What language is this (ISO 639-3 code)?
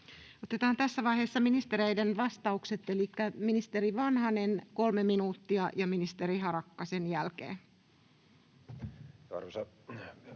fin